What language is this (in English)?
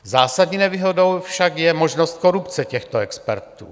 Czech